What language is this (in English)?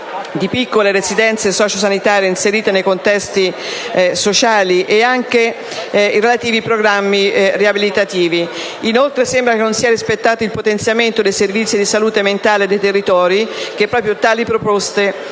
Italian